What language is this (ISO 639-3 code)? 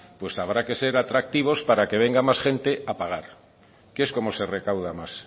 spa